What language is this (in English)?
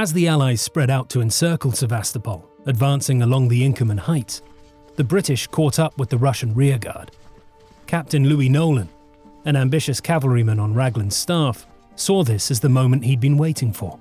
English